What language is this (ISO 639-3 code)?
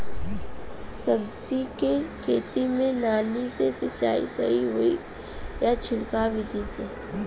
bho